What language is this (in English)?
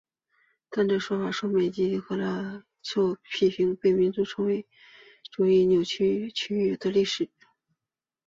Chinese